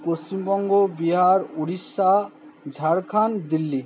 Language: Bangla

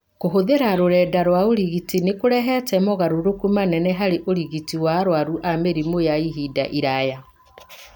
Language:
Kikuyu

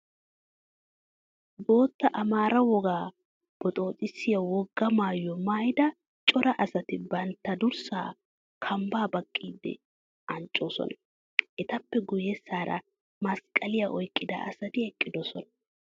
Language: Wolaytta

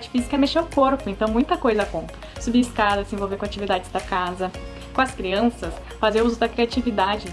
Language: Portuguese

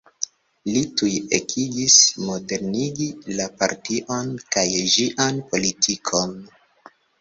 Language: Esperanto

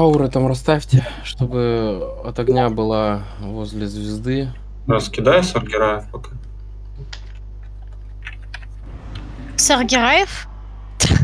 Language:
Russian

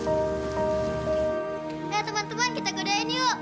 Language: Indonesian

